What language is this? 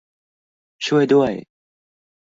Thai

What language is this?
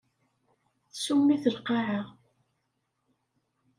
Kabyle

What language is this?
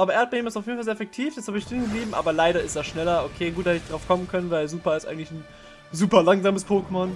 German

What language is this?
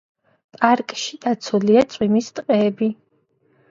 Georgian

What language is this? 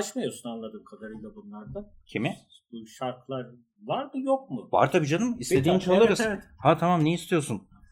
Turkish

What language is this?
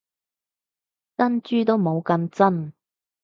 Cantonese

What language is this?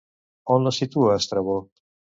Catalan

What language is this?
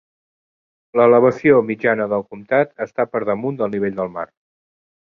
Catalan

